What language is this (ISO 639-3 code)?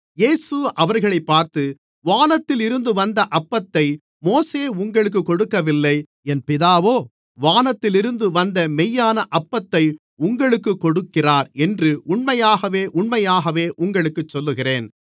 tam